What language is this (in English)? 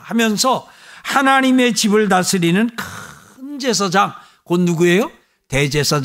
Korean